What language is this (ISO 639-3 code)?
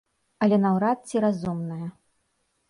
bel